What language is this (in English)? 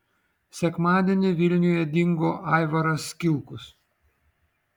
Lithuanian